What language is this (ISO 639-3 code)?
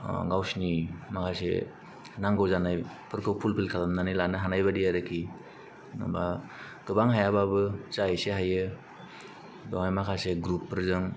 brx